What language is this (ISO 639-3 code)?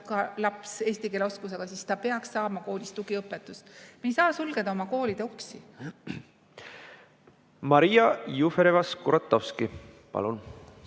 est